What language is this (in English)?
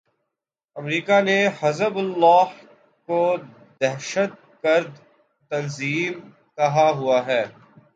Urdu